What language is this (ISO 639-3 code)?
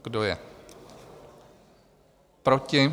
ces